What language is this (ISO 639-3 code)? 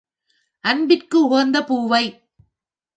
tam